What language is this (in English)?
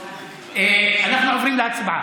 Hebrew